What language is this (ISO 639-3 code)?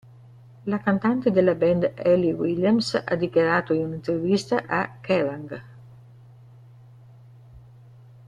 ita